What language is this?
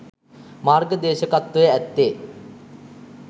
Sinhala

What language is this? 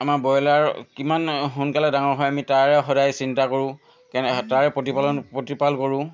Assamese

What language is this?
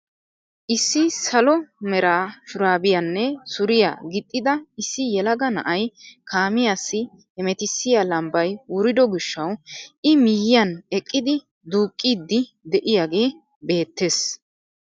Wolaytta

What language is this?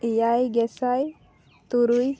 Santali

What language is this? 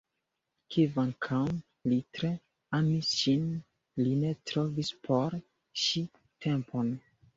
Esperanto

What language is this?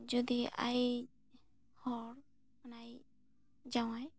Santali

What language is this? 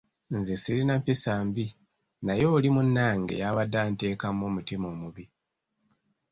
Ganda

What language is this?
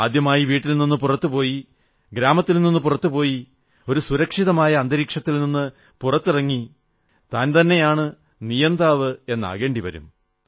Malayalam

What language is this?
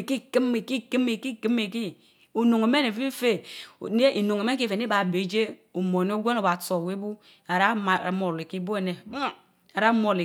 Mbe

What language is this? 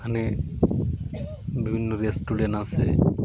Bangla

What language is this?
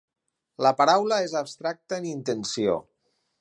Catalan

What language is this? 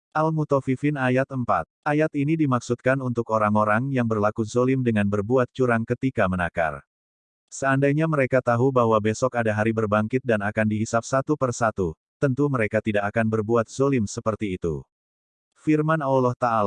Indonesian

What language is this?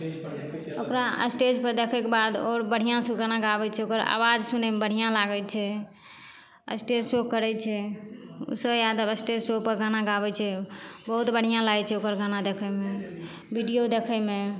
Maithili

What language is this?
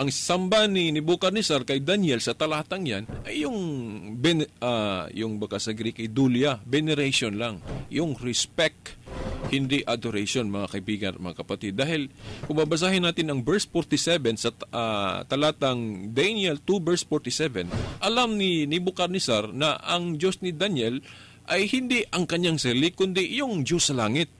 Filipino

